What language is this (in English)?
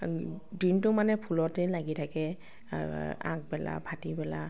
Assamese